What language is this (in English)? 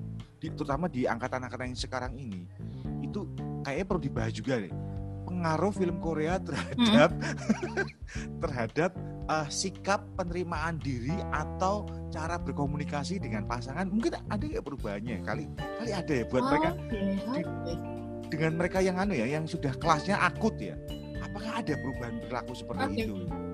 Indonesian